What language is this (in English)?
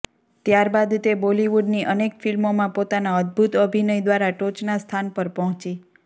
Gujarati